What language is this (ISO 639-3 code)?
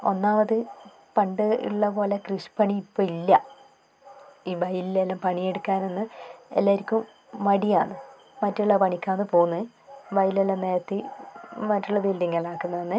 mal